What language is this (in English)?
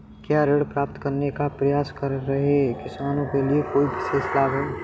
Hindi